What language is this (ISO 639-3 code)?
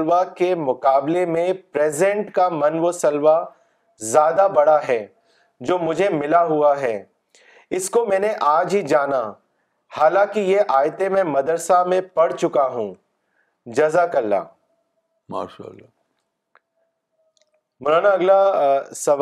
urd